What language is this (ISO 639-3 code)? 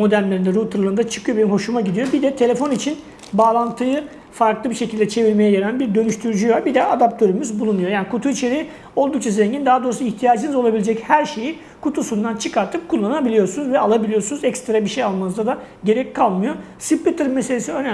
tur